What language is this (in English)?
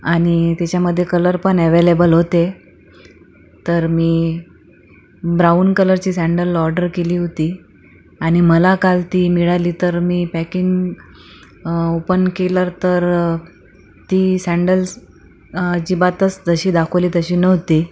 Marathi